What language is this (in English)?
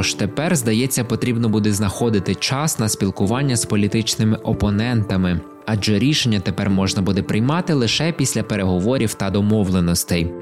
Ukrainian